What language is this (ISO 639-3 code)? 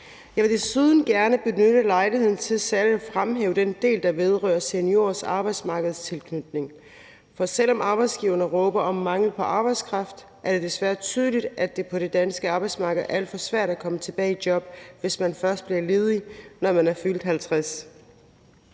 dan